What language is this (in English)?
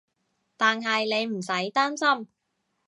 Cantonese